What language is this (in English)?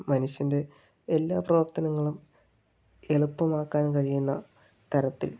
Malayalam